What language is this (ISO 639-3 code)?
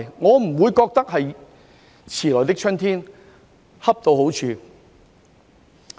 yue